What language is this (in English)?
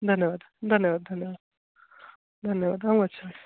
Sanskrit